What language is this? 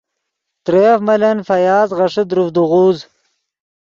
Yidgha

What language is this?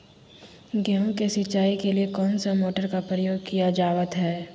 Magahi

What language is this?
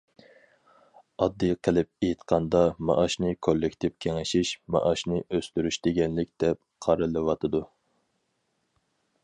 Uyghur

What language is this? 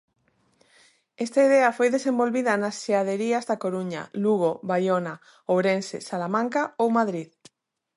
Galician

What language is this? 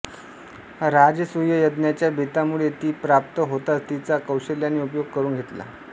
Marathi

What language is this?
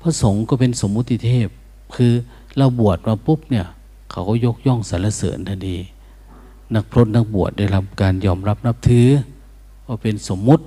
Thai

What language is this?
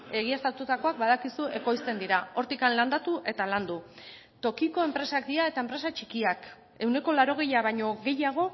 Basque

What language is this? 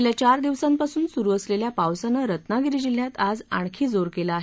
Marathi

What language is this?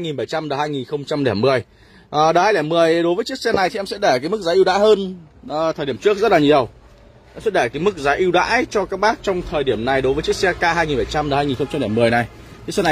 Vietnamese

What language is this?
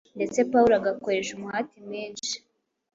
Kinyarwanda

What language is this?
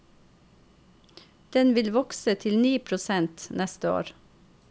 Norwegian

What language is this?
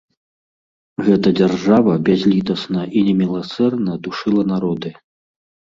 Belarusian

